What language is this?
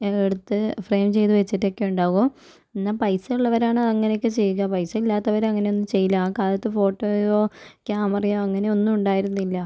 Malayalam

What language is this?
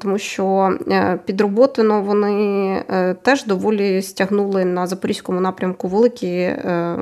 Ukrainian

